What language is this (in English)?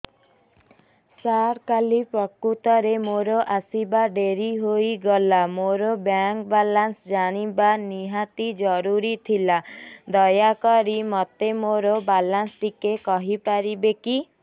Odia